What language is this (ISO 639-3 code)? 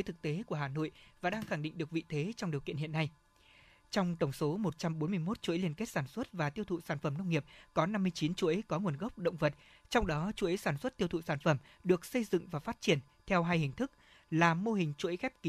vie